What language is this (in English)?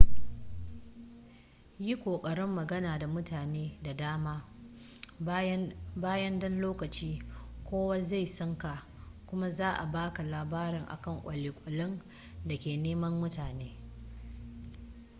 Hausa